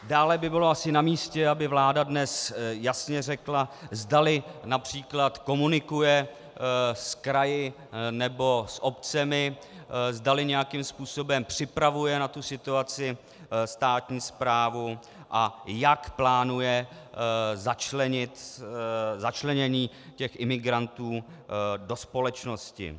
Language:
Czech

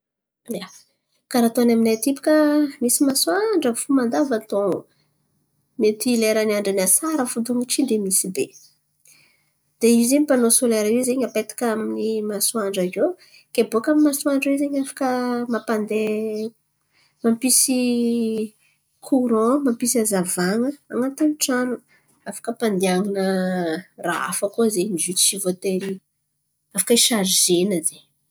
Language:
Antankarana Malagasy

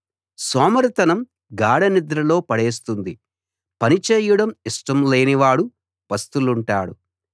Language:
Telugu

